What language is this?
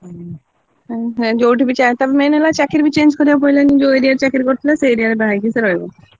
Odia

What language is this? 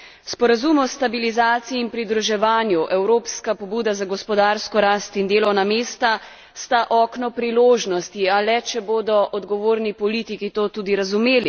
Slovenian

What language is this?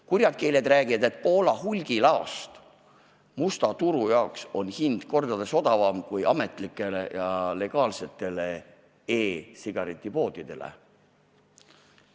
Estonian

